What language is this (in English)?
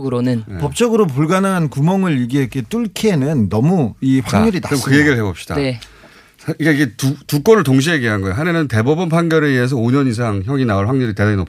Korean